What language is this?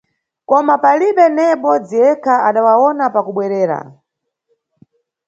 Nyungwe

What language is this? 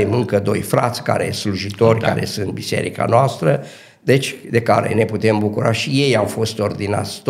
Romanian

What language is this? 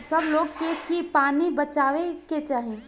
Bhojpuri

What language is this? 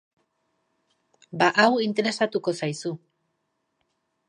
Basque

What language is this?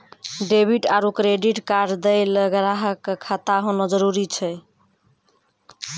Maithili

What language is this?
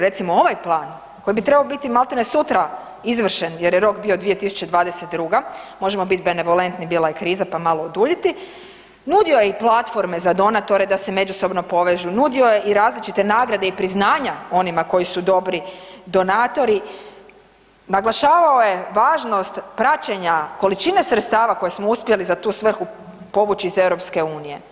Croatian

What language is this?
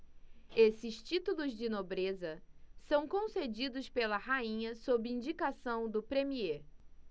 Portuguese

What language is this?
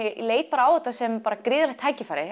Icelandic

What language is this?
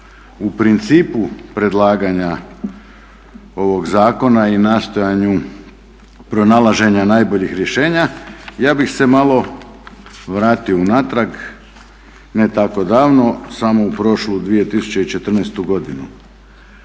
Croatian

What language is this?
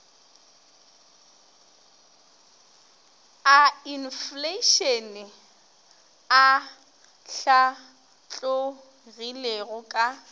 Northern Sotho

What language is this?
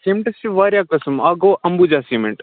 Kashmiri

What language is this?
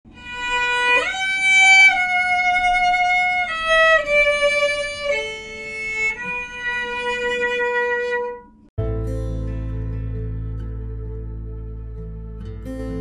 Malay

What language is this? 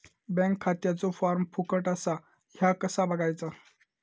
Marathi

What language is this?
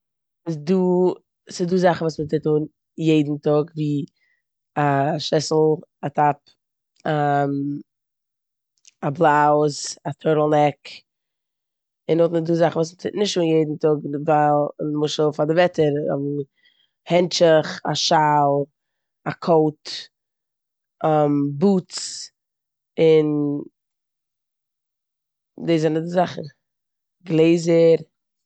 Yiddish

